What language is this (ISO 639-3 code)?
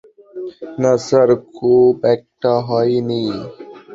ben